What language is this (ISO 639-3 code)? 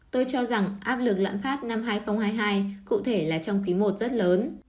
vie